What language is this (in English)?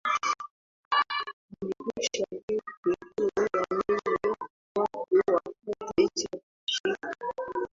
Swahili